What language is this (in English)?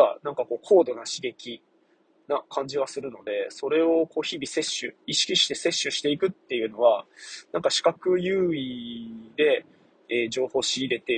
Japanese